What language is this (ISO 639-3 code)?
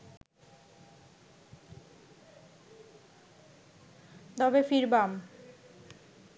ben